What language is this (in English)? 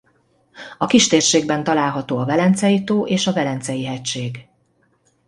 Hungarian